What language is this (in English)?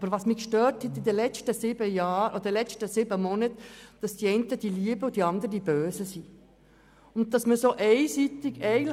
Swiss German